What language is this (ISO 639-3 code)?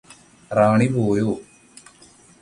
mal